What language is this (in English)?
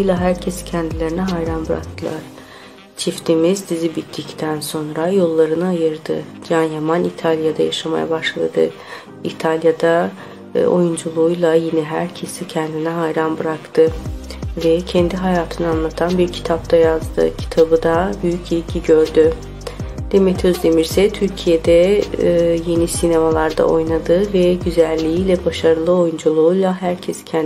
Turkish